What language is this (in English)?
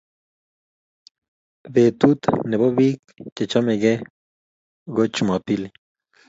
Kalenjin